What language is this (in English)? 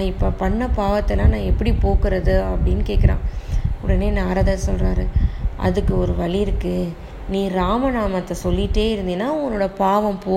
Tamil